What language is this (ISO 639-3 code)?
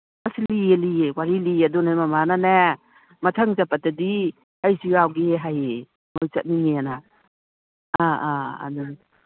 mni